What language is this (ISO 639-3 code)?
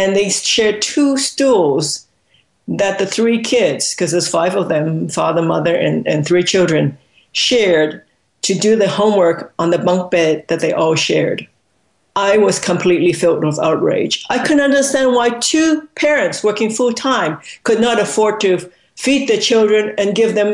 eng